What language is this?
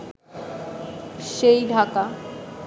Bangla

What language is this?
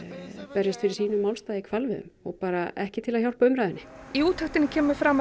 Icelandic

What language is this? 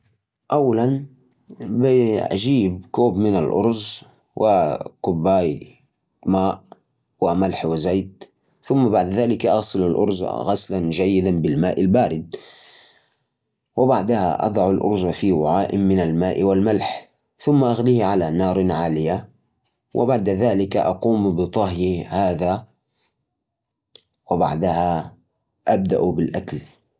Najdi Arabic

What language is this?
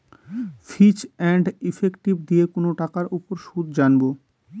Bangla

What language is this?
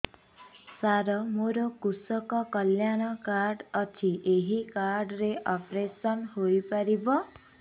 Odia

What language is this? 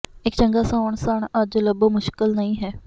Punjabi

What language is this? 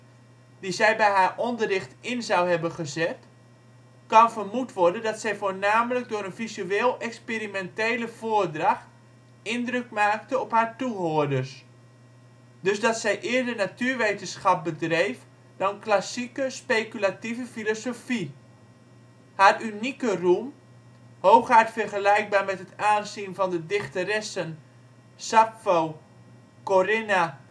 Dutch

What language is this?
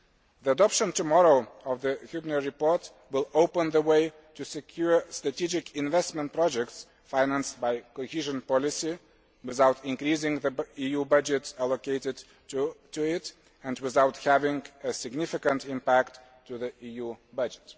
English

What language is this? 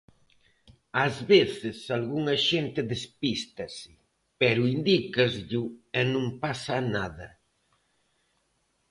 Galician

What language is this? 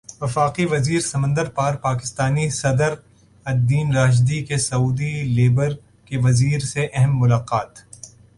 Urdu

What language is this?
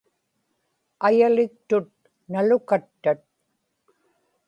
Inupiaq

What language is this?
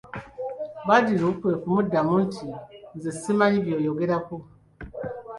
Ganda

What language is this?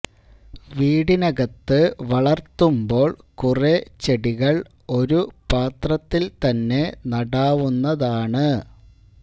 Malayalam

